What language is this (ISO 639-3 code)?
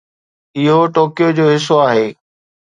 snd